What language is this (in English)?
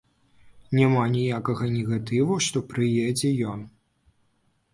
Belarusian